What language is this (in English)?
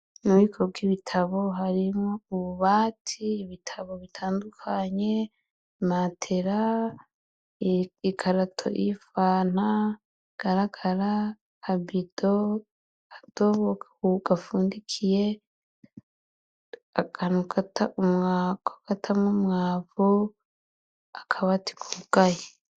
Rundi